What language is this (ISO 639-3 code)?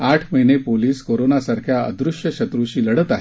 mar